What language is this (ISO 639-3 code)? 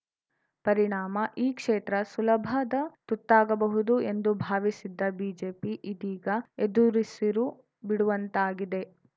kan